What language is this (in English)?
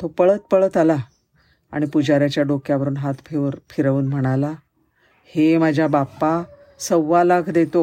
Marathi